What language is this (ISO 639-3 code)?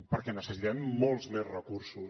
cat